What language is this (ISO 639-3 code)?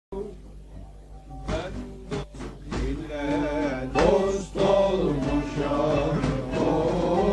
tur